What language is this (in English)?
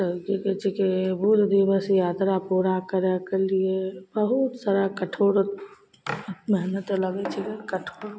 Maithili